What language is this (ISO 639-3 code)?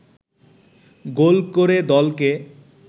ben